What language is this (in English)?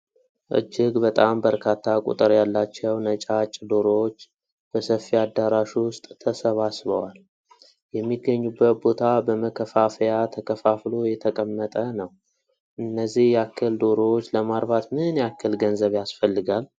Amharic